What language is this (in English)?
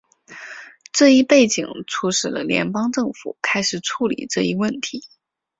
Chinese